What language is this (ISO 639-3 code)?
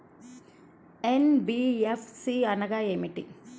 tel